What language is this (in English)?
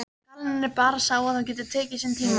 Icelandic